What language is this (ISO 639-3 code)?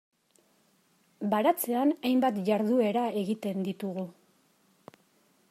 eus